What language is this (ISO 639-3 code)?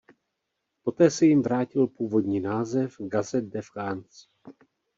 ces